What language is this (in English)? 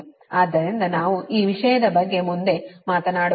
Kannada